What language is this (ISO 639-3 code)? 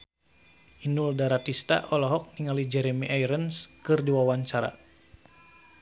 sun